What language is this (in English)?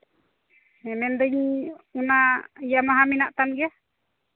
Santali